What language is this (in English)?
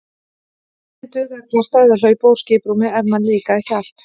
Icelandic